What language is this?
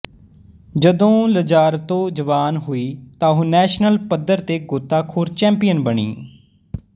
Punjabi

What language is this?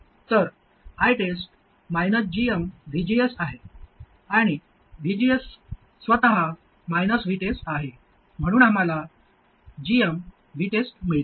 Marathi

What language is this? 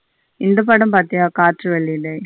Tamil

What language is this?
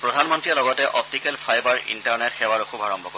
Assamese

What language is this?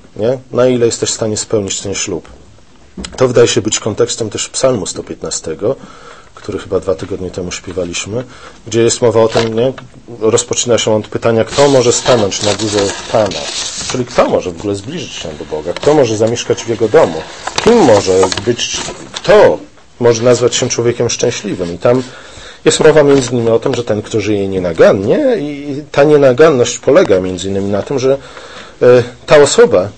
Polish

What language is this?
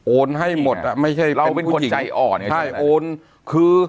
Thai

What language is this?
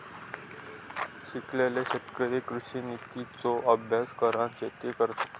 Marathi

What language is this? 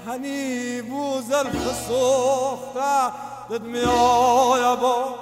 Persian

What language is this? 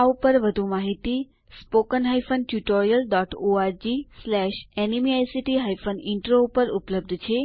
Gujarati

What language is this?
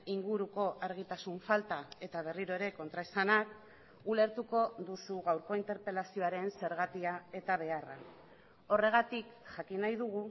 Basque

